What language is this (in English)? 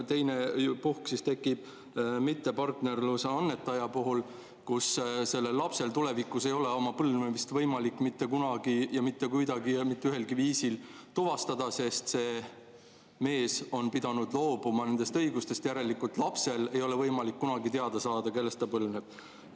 Estonian